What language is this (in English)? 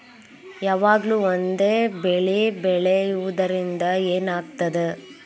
Kannada